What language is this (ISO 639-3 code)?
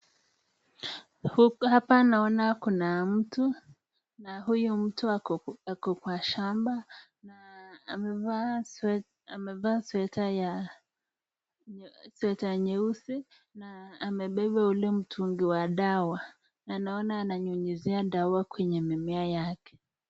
swa